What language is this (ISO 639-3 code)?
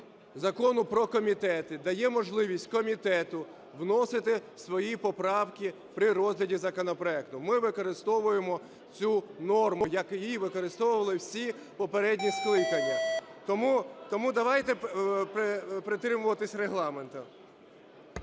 ukr